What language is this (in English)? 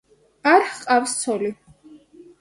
Georgian